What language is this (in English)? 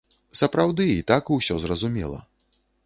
Belarusian